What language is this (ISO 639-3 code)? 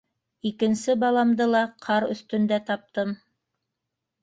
bak